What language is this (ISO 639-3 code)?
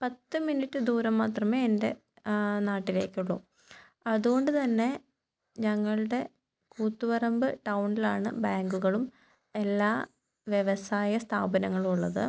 mal